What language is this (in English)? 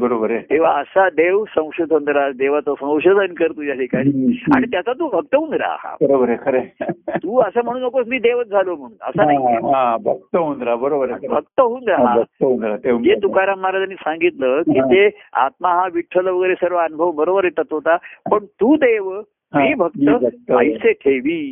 Marathi